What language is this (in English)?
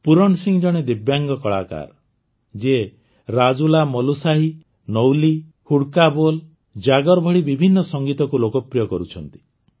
Odia